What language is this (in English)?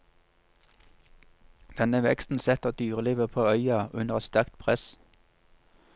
Norwegian